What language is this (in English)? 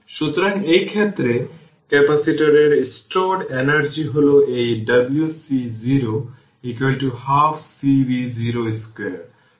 Bangla